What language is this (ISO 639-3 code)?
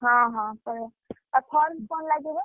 ori